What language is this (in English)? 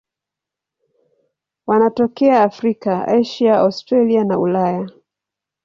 Swahili